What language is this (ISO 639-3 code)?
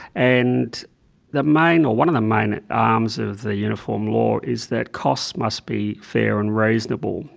eng